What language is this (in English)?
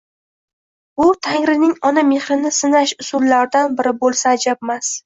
Uzbek